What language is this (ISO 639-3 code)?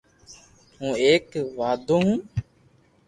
lrk